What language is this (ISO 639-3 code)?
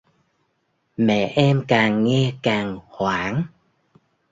vie